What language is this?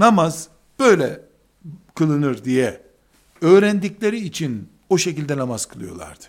Turkish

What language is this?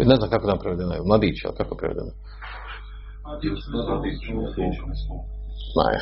Croatian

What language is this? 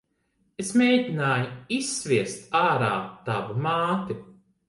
Latvian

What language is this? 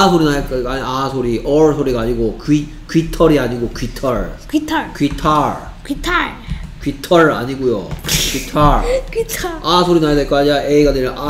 Korean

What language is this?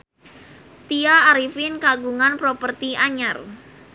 Sundanese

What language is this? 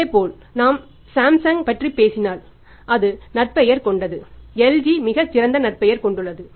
Tamil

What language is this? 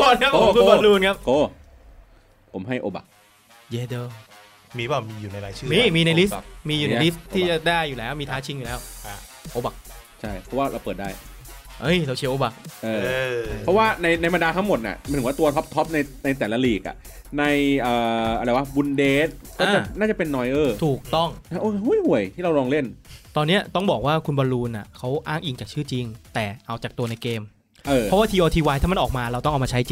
Thai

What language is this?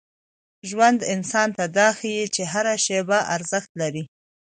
Pashto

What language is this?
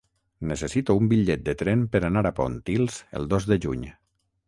Catalan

